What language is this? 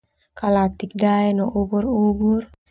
Termanu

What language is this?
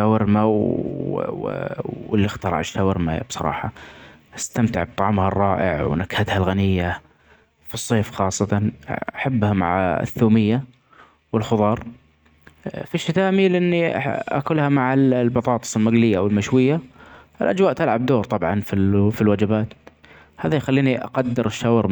Omani Arabic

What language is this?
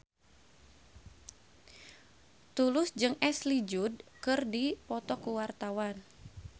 Sundanese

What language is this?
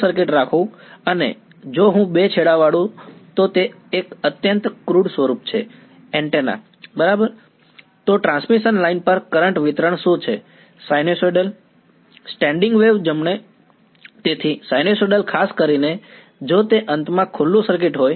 Gujarati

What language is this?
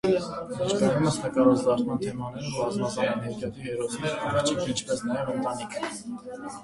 Armenian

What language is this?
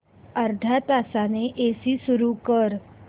Marathi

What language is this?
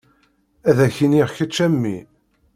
Kabyle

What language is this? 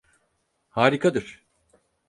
Turkish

